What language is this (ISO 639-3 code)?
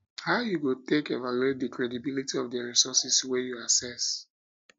pcm